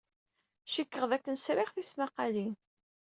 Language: Kabyle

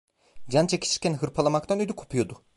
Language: Turkish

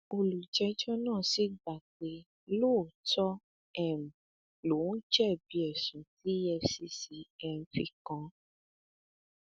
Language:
Yoruba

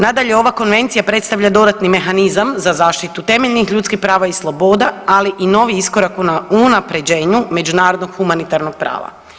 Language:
Croatian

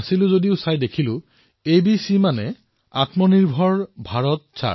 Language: Assamese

